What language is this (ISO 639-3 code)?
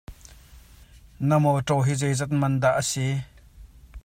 cnh